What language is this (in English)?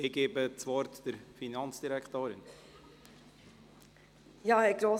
Swiss German